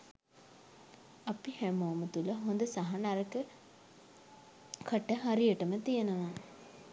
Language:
Sinhala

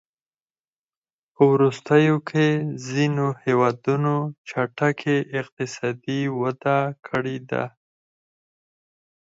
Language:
Pashto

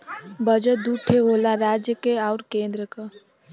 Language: Bhojpuri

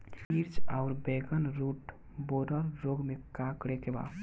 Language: Bhojpuri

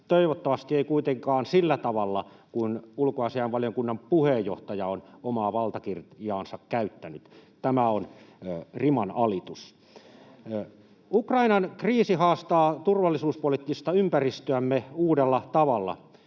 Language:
Finnish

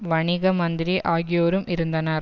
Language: Tamil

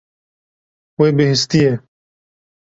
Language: Kurdish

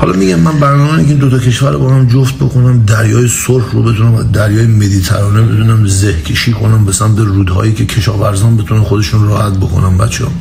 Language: Persian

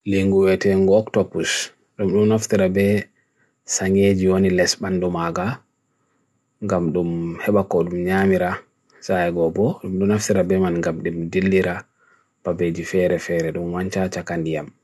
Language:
Bagirmi Fulfulde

